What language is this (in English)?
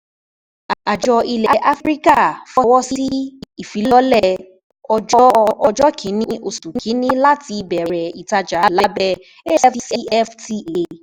Yoruba